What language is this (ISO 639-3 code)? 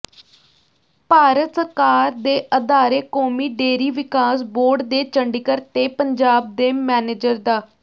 pan